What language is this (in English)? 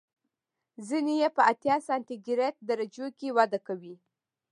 Pashto